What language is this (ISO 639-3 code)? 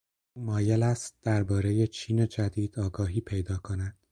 fas